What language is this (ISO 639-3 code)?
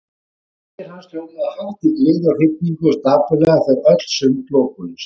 isl